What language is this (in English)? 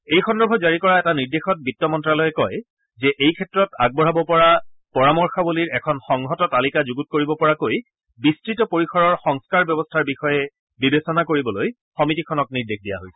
Assamese